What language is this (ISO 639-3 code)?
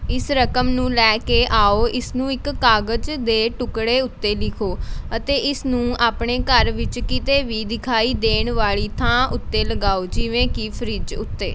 pan